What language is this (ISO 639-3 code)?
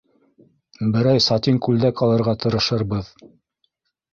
bak